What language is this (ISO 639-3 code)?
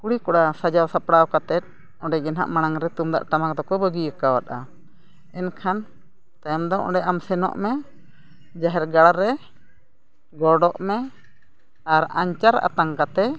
sat